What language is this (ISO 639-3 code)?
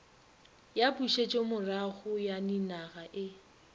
nso